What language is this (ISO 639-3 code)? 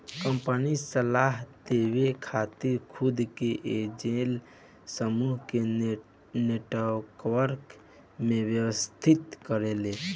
bho